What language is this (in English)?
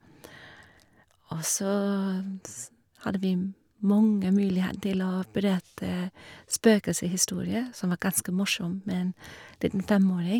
Norwegian